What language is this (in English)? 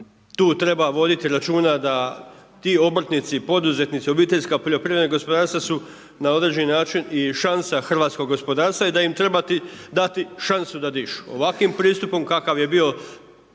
Croatian